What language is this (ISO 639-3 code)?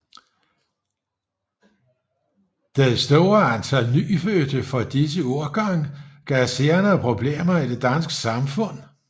dan